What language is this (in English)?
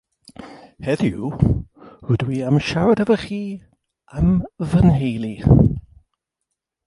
Welsh